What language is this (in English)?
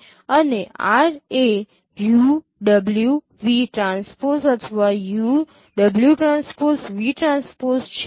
Gujarati